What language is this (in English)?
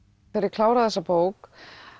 Icelandic